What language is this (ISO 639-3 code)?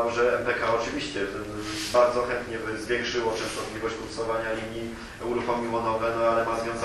pol